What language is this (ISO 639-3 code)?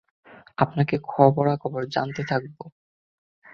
ben